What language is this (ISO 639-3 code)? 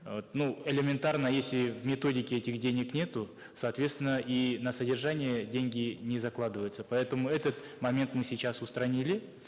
kaz